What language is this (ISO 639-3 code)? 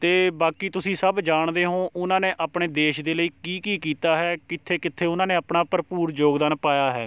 pan